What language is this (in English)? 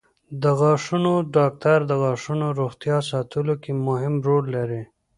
Pashto